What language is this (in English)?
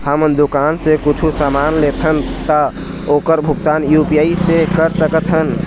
Chhattisgarhi